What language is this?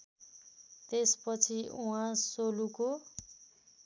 Nepali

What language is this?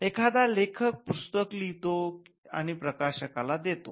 Marathi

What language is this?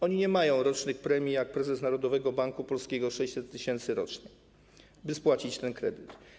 Polish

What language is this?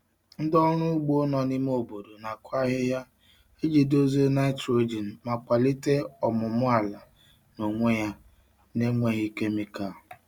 Igbo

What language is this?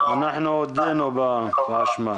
Hebrew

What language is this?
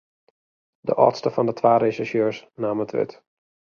Western Frisian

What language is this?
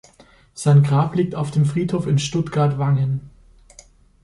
German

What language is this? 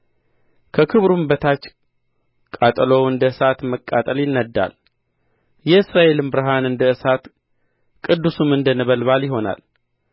Amharic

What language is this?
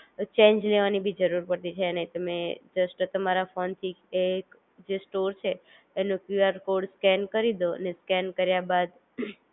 Gujarati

